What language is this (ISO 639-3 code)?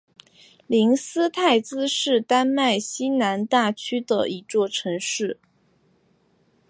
zho